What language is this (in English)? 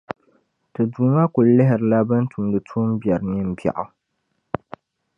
Dagbani